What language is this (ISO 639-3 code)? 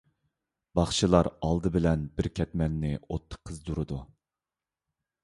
uig